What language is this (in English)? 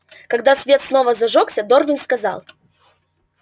Russian